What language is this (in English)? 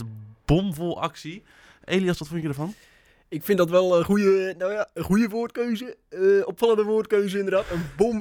Dutch